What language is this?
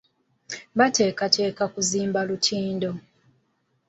Ganda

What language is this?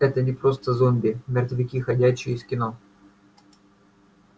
Russian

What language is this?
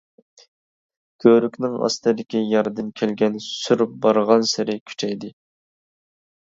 Uyghur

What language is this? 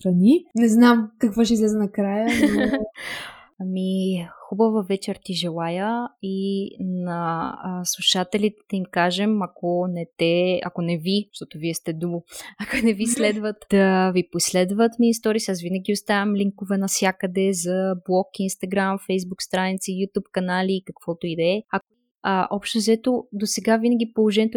Bulgarian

